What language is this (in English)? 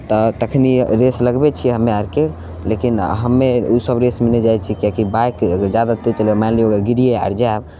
Maithili